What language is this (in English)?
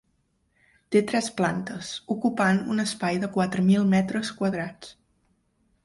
Catalan